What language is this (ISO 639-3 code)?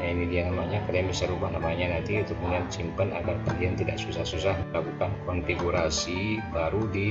ind